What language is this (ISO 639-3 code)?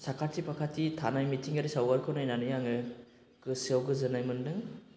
brx